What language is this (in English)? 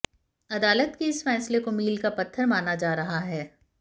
Hindi